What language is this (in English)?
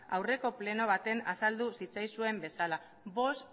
Basque